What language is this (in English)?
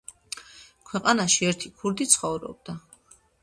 Georgian